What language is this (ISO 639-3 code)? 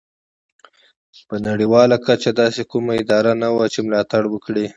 pus